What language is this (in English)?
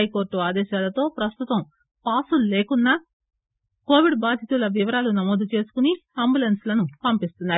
Telugu